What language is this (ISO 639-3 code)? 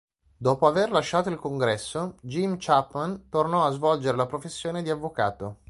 ita